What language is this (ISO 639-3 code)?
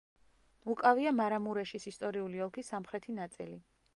kat